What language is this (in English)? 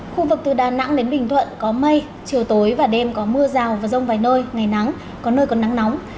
Vietnamese